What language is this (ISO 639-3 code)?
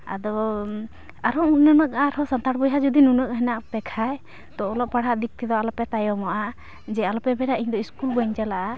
sat